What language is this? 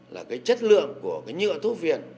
Vietnamese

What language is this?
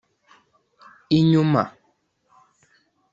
Kinyarwanda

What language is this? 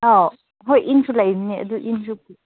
Manipuri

